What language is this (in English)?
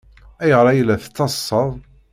Kabyle